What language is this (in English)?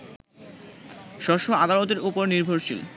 Bangla